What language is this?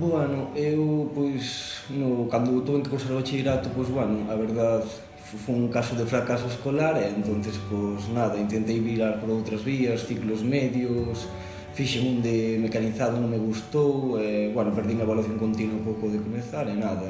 Galician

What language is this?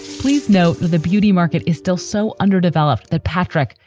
English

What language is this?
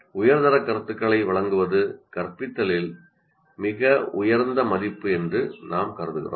Tamil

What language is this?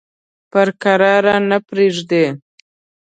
Pashto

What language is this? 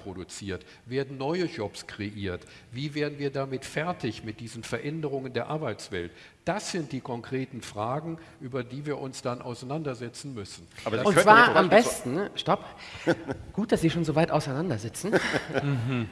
German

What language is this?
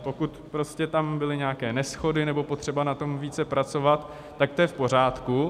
Czech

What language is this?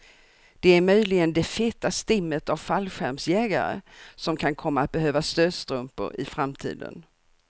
Swedish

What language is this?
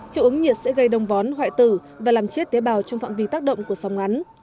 Vietnamese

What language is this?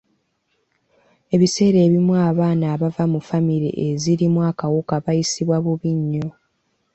Ganda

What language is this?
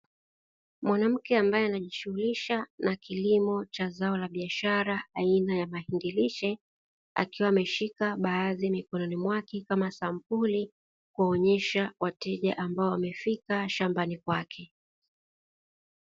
Swahili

